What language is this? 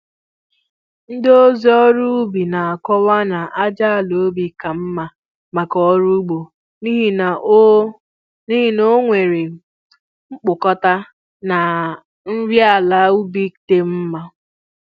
Igbo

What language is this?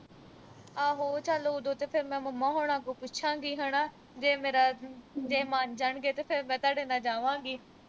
Punjabi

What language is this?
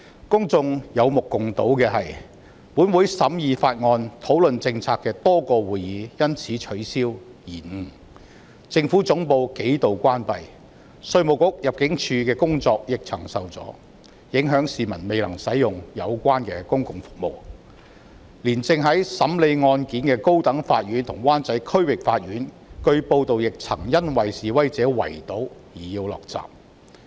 Cantonese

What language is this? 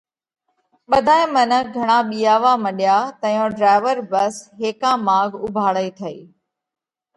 Parkari Koli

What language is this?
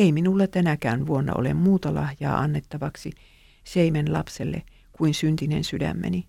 Finnish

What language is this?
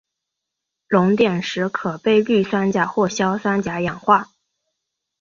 Chinese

